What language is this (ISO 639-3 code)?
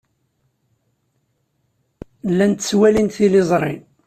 kab